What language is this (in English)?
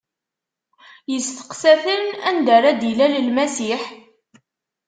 Kabyle